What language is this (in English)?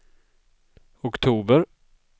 Swedish